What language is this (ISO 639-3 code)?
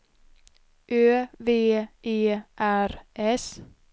swe